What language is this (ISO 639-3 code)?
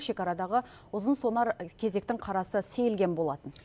kaz